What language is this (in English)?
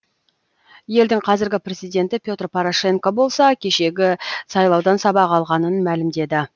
Kazakh